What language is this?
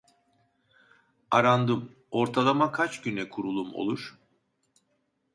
Turkish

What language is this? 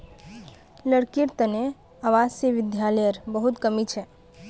Magahi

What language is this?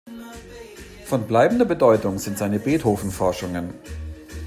German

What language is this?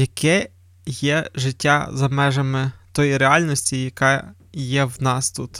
Ukrainian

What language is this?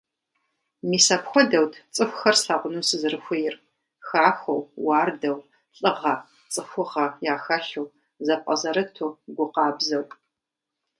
Kabardian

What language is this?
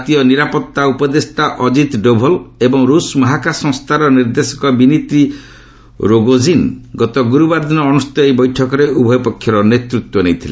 Odia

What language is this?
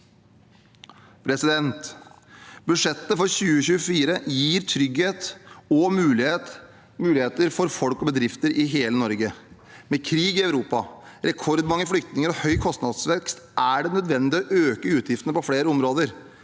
Norwegian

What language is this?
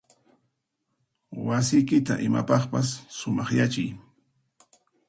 Puno Quechua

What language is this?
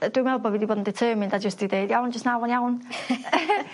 Welsh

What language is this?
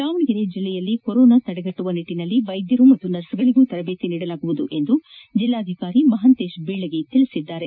Kannada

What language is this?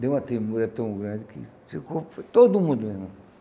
Portuguese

